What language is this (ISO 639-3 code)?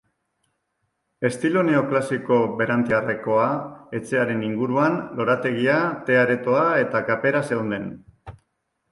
eus